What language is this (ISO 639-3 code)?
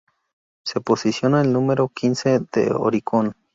spa